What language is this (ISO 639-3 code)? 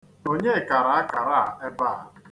ibo